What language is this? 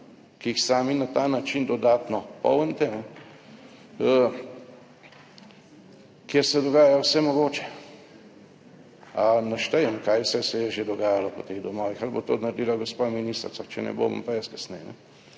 Slovenian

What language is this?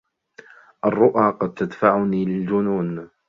Arabic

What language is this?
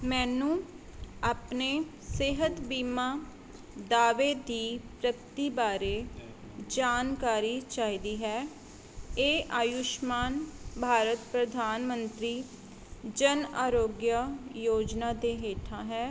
Punjabi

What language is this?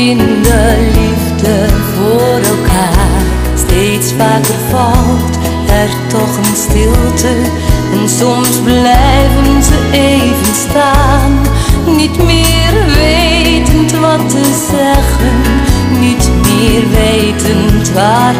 Ukrainian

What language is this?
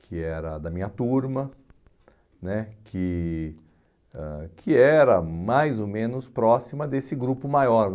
Portuguese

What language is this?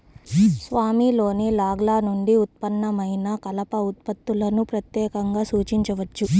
Telugu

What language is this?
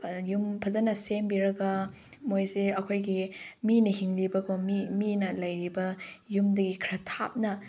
Manipuri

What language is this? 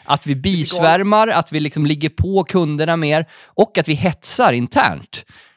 Swedish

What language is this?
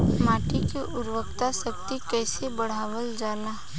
Bhojpuri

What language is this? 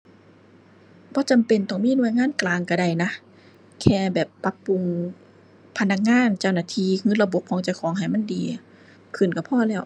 Thai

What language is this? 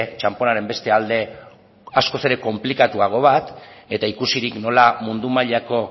Basque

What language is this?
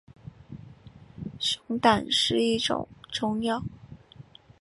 Chinese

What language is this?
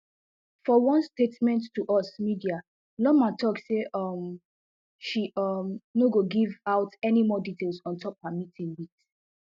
Nigerian Pidgin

